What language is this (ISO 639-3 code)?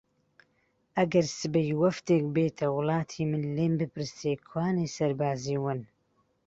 ckb